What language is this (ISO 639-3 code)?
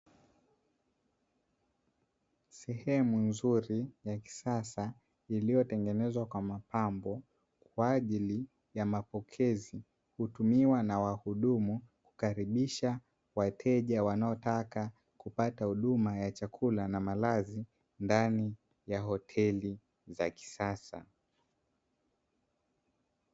swa